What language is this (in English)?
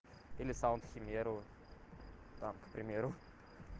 Russian